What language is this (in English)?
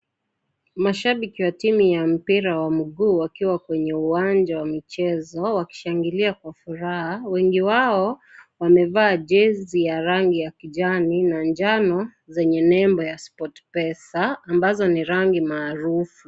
Swahili